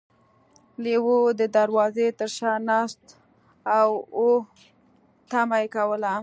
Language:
Pashto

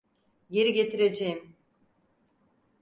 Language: Turkish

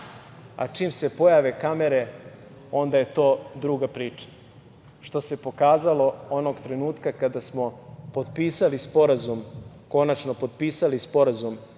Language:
Serbian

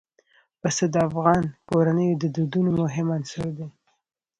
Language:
Pashto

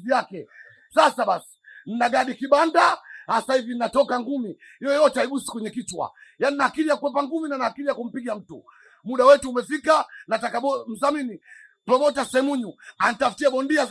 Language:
Swahili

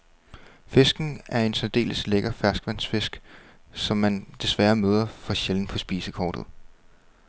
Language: Danish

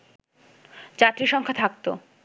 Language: Bangla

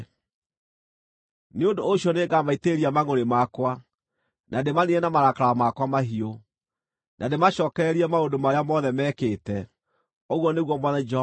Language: Kikuyu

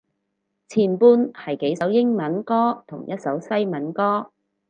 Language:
Cantonese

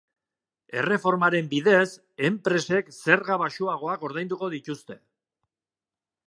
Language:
Basque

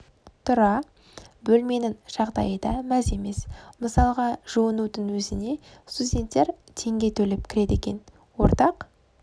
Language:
Kazakh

